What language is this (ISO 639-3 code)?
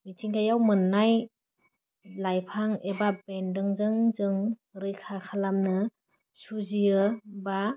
brx